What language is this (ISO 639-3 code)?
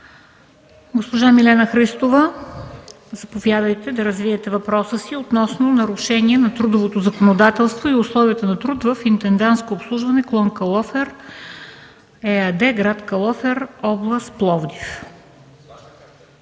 bul